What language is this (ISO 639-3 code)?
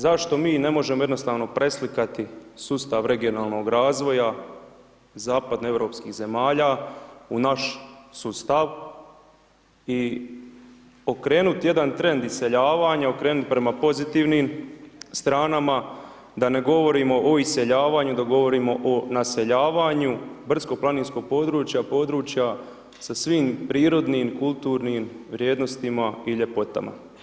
hrv